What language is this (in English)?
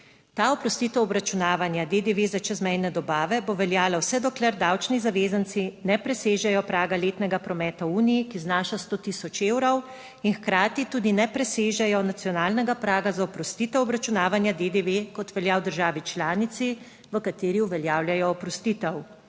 Slovenian